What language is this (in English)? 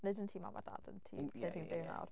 Welsh